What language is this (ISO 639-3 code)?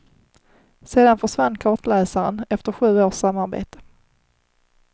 swe